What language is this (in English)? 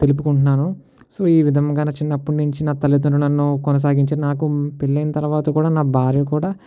Telugu